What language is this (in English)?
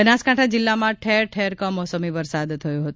Gujarati